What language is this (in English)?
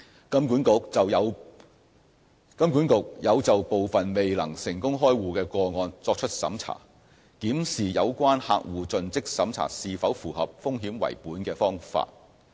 Cantonese